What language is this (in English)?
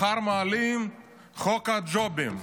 Hebrew